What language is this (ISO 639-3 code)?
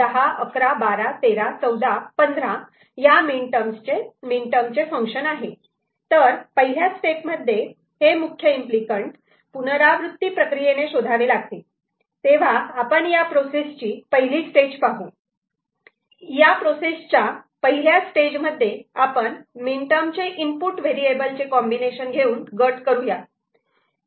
mar